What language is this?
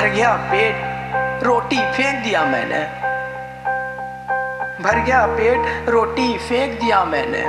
Hindi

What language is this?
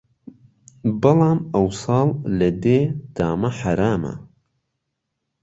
Central Kurdish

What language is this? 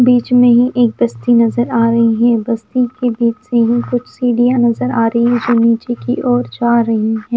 Hindi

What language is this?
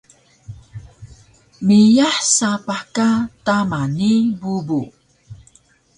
Taroko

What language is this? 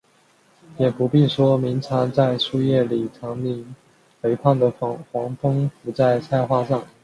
Chinese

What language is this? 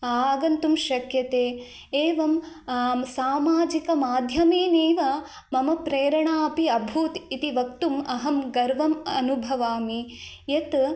Sanskrit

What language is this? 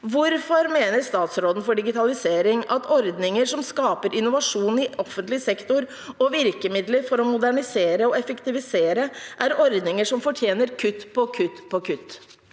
Norwegian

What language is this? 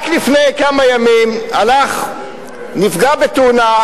Hebrew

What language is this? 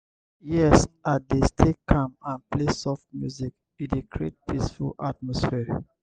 Nigerian Pidgin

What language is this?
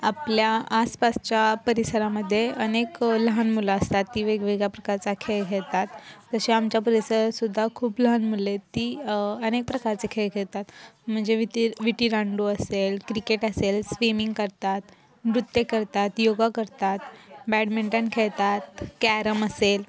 Marathi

